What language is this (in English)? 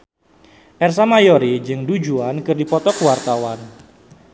Sundanese